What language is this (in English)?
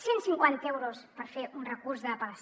Catalan